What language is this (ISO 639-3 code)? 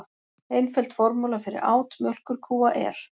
isl